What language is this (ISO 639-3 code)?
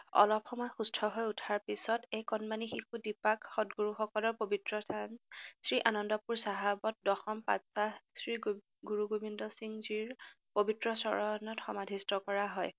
asm